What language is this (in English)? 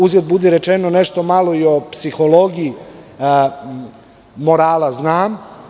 Serbian